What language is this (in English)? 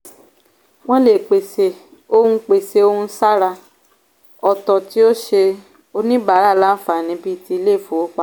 Yoruba